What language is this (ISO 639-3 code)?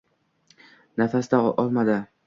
uzb